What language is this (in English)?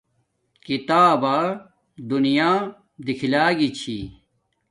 Domaaki